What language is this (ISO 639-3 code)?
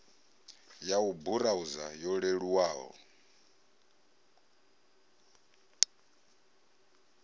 ven